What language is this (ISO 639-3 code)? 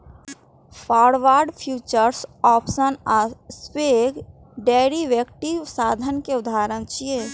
mai